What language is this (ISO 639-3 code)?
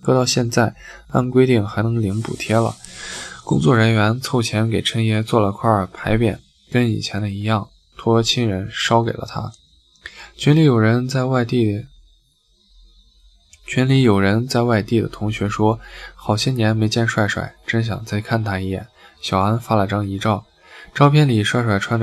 zho